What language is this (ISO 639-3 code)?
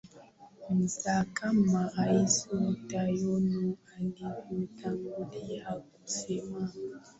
swa